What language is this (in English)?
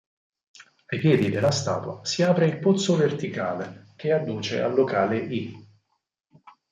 Italian